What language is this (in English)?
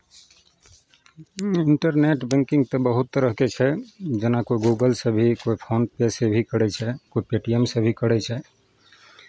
Maithili